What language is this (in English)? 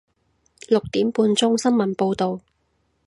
Cantonese